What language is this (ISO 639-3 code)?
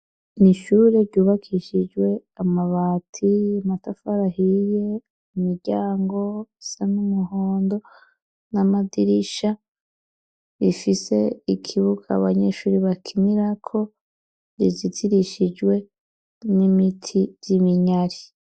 run